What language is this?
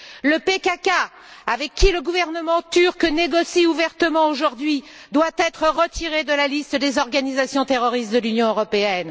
French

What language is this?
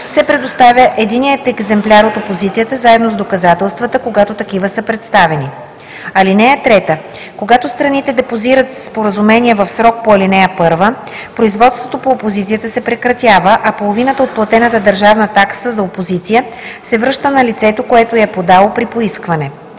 Bulgarian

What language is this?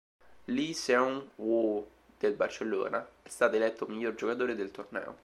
Italian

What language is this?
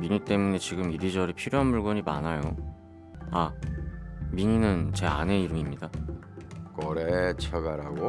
Korean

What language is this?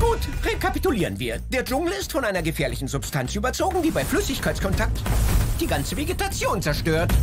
German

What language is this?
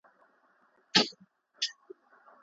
Pashto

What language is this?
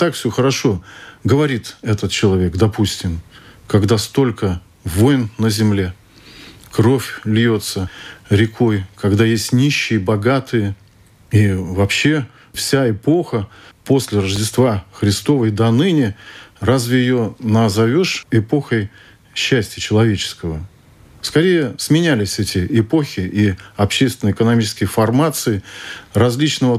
Russian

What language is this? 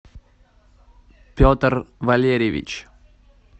Russian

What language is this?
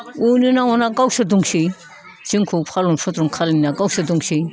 Bodo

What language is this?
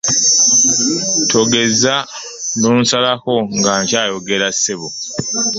Ganda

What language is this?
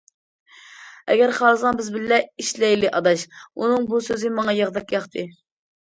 Uyghur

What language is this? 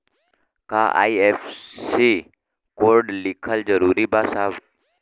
Bhojpuri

